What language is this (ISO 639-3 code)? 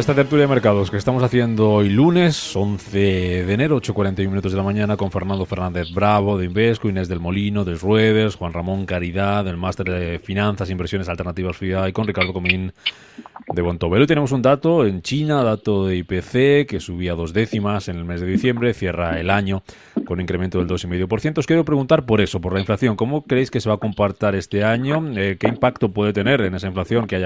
spa